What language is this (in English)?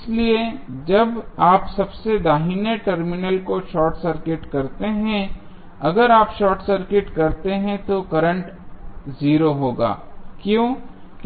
Hindi